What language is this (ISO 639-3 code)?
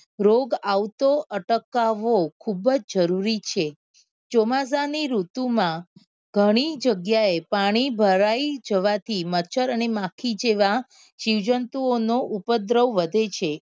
guj